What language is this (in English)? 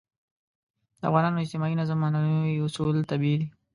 Pashto